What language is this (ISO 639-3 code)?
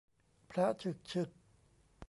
tha